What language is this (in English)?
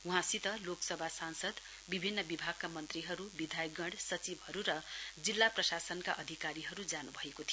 Nepali